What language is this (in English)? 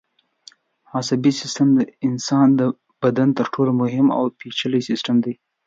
Pashto